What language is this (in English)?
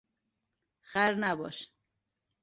Persian